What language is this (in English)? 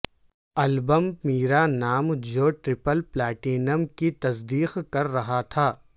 Urdu